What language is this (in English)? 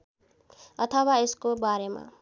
Nepali